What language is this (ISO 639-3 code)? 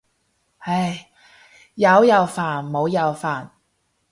yue